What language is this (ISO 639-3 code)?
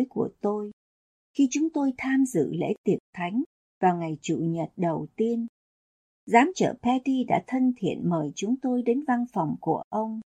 vie